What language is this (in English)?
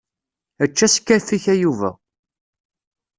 Kabyle